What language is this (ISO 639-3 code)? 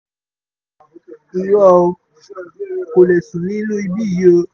yor